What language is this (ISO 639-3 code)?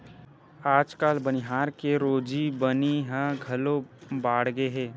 hne